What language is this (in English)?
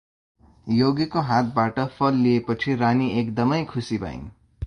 Nepali